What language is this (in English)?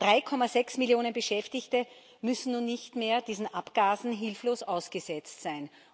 German